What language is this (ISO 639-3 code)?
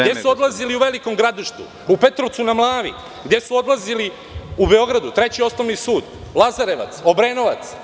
srp